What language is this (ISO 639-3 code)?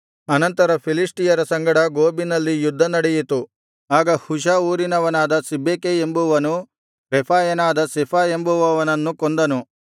kan